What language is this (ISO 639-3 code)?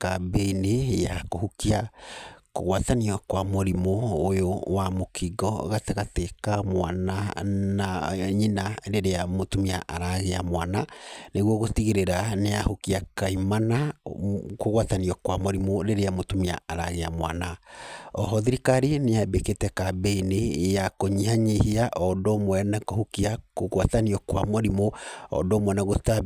kik